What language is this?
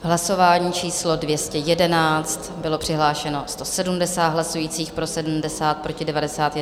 Czech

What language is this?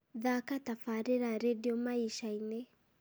Kikuyu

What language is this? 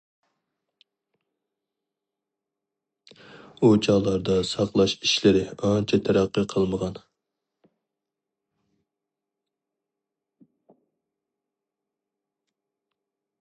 Uyghur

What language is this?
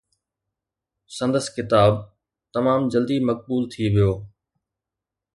Sindhi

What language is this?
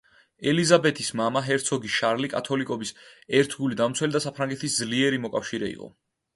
Georgian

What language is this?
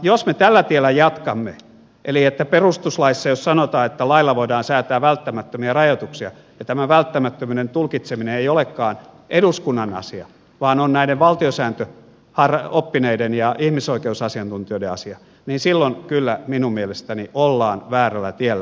Finnish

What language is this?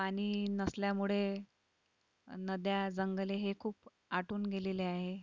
Marathi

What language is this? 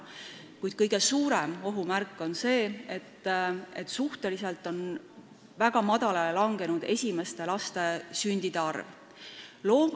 Estonian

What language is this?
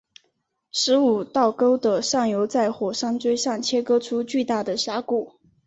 Chinese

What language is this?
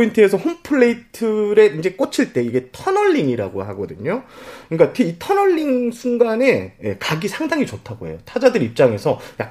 Korean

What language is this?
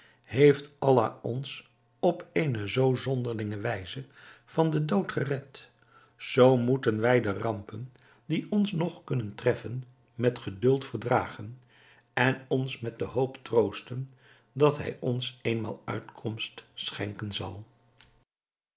Dutch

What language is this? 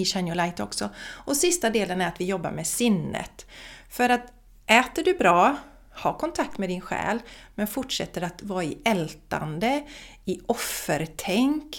Swedish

